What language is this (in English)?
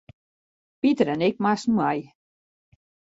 Western Frisian